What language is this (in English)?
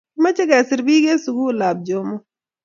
Kalenjin